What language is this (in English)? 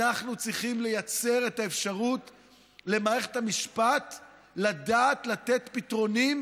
Hebrew